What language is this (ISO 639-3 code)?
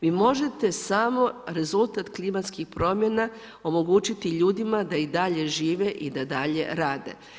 hrv